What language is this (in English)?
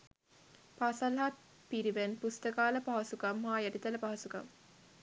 Sinhala